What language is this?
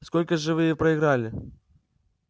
Russian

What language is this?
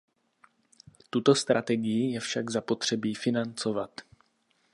Czech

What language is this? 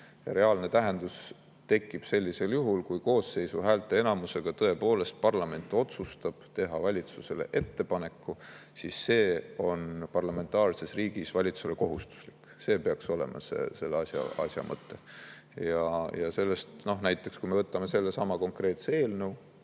Estonian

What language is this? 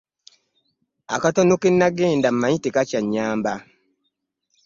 Ganda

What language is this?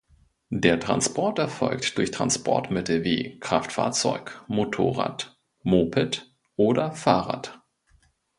German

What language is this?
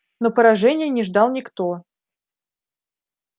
Russian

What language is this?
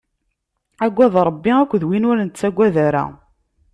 Kabyle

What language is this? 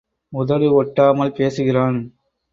Tamil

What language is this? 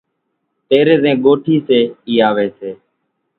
Kachi Koli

